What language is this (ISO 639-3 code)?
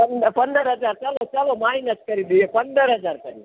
guj